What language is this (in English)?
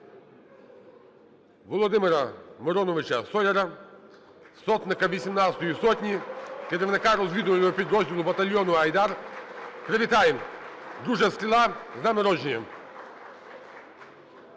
Ukrainian